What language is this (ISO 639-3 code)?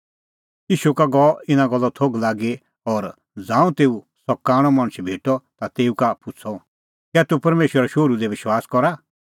kfx